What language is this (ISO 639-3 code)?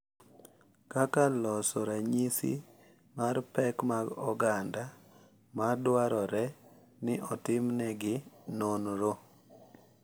luo